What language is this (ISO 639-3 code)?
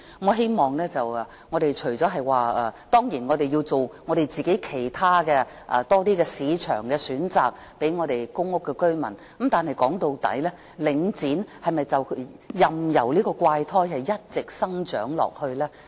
yue